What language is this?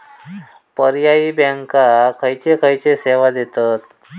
Marathi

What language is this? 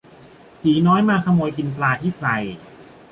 Thai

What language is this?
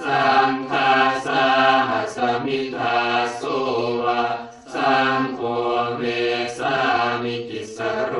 Thai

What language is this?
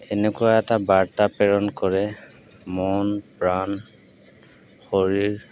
Assamese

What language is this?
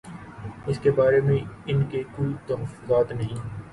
Urdu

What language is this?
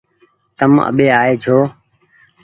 Goaria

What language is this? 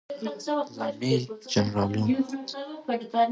Pashto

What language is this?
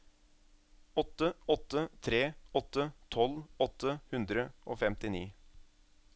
Norwegian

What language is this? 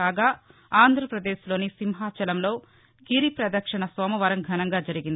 Telugu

